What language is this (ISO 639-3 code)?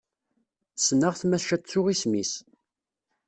kab